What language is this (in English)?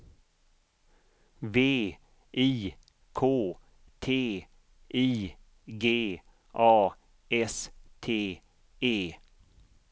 Swedish